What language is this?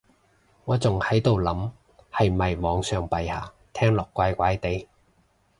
Cantonese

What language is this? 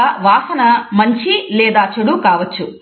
Telugu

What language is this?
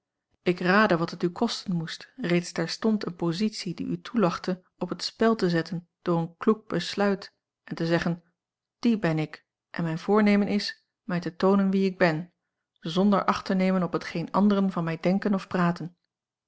Dutch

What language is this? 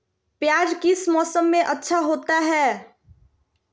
Magahi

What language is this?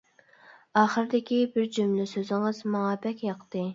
Uyghur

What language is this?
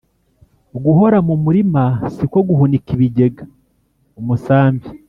Kinyarwanda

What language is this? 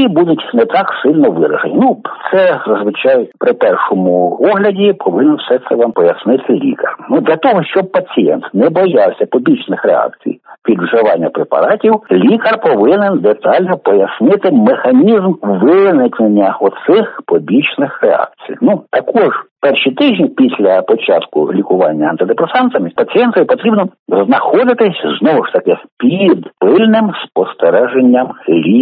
Ukrainian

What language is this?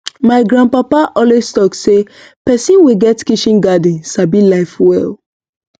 Nigerian Pidgin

